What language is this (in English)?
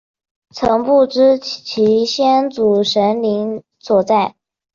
Chinese